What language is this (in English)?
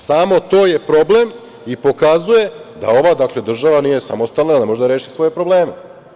Serbian